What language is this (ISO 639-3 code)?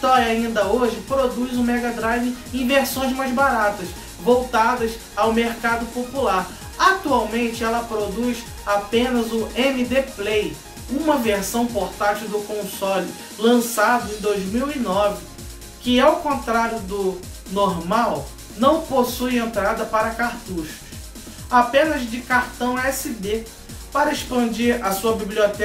por